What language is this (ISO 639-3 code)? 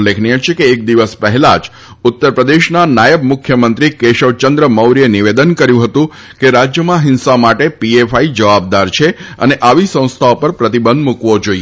guj